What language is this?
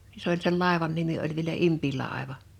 Finnish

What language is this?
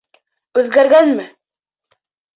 Bashkir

